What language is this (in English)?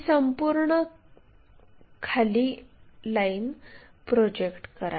Marathi